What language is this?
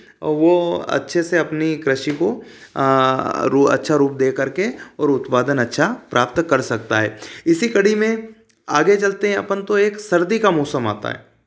Hindi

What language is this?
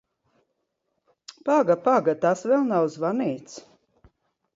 Latvian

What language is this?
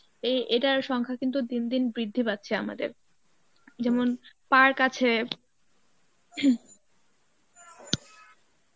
Bangla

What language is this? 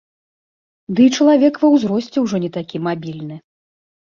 Belarusian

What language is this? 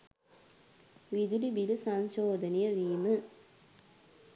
Sinhala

